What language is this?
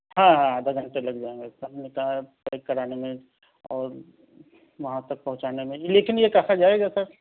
Urdu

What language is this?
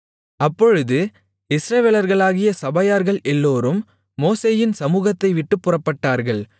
Tamil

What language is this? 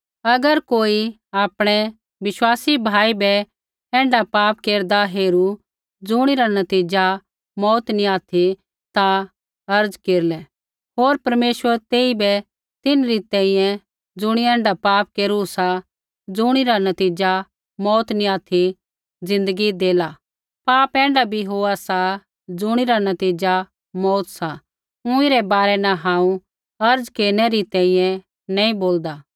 Kullu Pahari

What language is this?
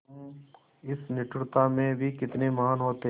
Hindi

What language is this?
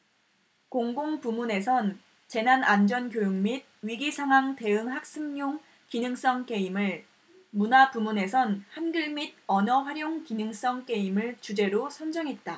Korean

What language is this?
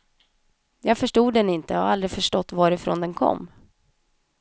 Swedish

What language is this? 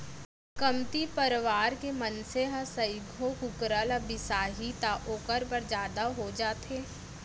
Chhattisgarhi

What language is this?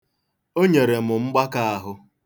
Igbo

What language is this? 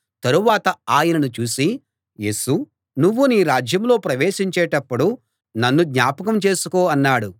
Telugu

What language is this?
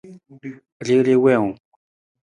Nawdm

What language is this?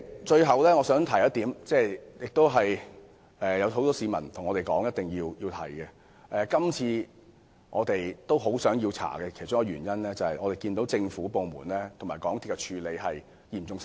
Cantonese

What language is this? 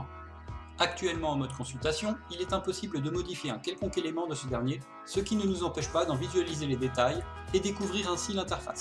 French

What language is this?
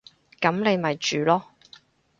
Cantonese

